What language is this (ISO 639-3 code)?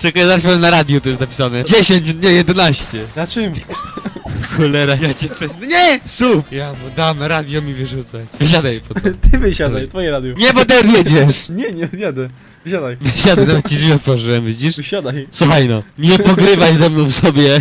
pol